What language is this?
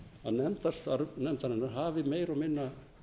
Icelandic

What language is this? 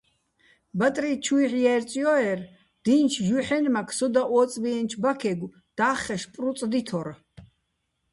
Bats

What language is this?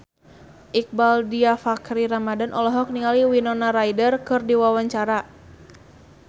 Sundanese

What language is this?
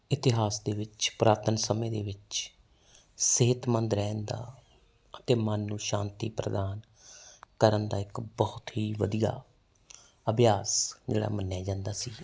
Punjabi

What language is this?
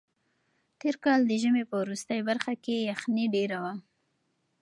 Pashto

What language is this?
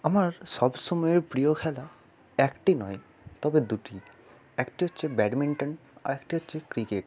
Bangla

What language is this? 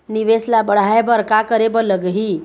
Chhattisgarhi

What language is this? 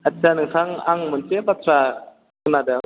Bodo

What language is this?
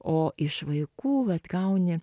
Lithuanian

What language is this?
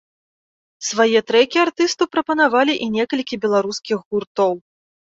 Belarusian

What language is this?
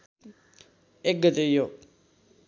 Nepali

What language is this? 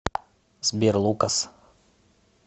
Russian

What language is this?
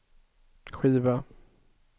Swedish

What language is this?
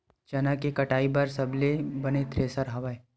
Chhattisgarhi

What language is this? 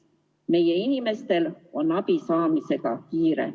Estonian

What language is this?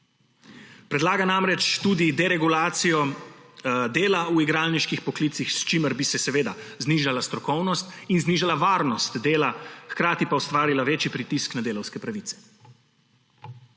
Slovenian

